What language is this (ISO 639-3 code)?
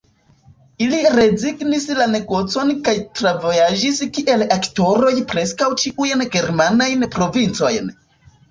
epo